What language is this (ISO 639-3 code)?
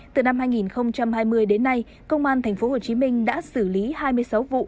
vie